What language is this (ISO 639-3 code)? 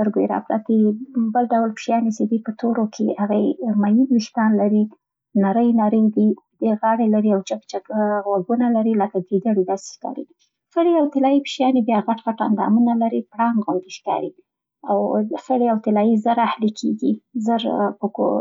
pst